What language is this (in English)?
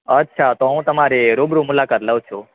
Gujarati